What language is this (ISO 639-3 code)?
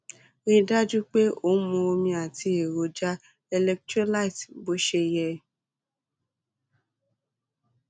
yor